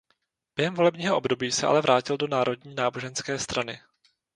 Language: Czech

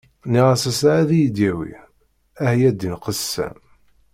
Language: Kabyle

